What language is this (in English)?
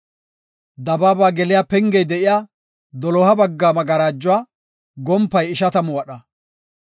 Gofa